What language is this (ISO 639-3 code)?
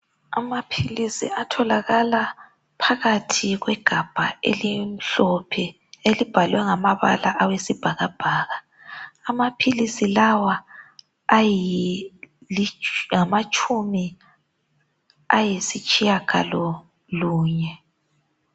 nde